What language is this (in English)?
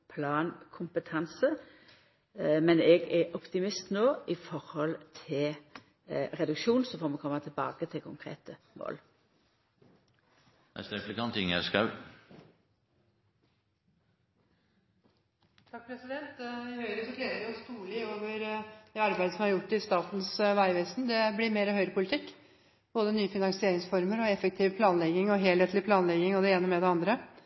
Norwegian